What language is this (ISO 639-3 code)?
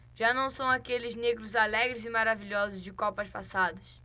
por